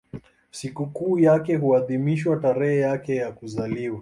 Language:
Swahili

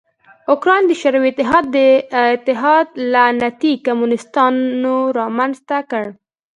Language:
Pashto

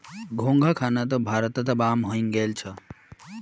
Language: Magahi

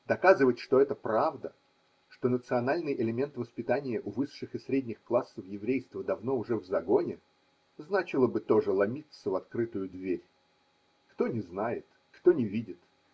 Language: Russian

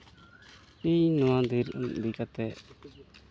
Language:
Santali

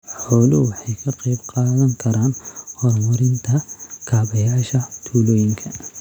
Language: Somali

